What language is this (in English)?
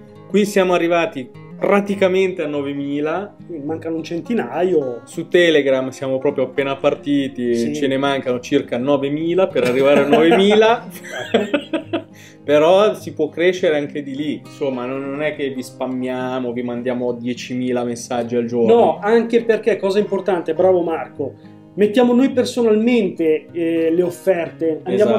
Italian